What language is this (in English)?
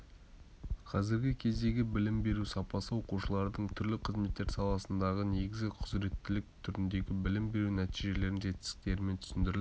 Kazakh